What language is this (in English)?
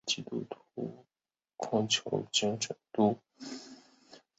Chinese